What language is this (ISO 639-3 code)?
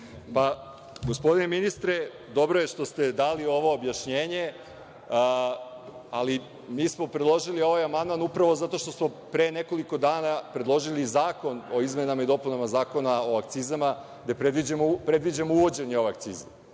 srp